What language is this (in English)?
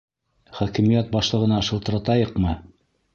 Bashkir